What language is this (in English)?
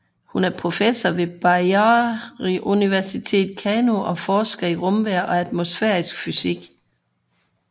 Danish